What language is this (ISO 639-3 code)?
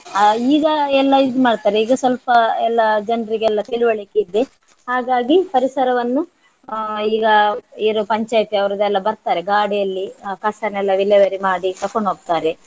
kan